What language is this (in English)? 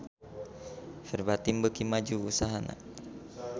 Sundanese